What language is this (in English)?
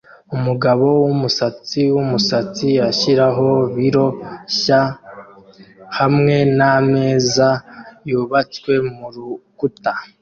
Kinyarwanda